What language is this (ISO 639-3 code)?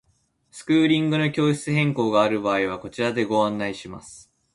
jpn